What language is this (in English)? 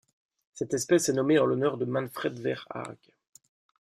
French